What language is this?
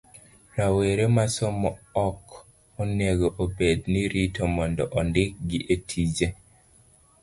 Luo (Kenya and Tanzania)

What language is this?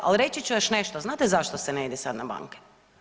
Croatian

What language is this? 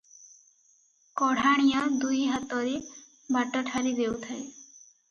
Odia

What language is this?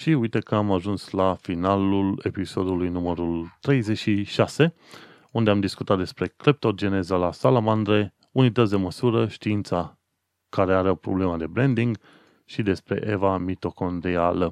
Romanian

